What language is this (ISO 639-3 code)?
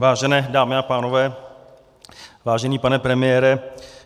ces